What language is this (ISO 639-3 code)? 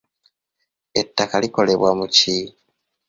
lug